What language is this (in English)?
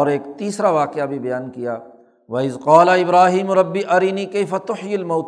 Urdu